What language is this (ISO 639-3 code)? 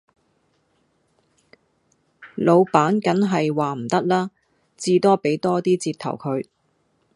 yue